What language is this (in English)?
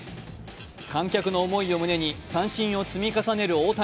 Japanese